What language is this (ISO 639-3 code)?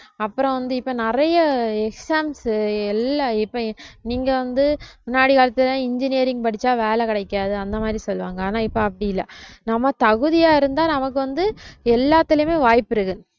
tam